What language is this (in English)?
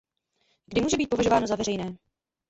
Czech